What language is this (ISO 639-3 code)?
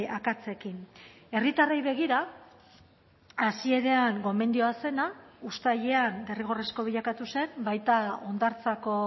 eus